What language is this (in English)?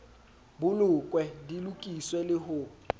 Southern Sotho